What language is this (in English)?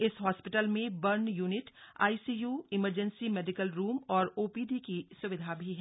Hindi